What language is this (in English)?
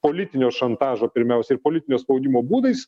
Lithuanian